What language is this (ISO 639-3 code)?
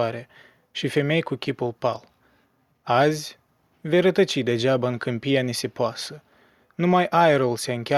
ron